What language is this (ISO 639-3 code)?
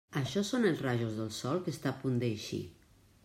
cat